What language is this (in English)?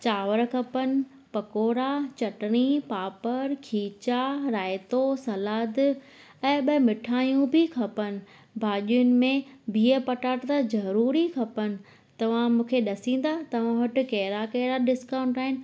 Sindhi